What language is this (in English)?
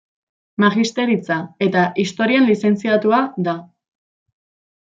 Basque